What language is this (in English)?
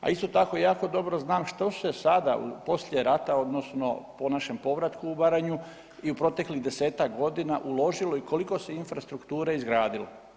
Croatian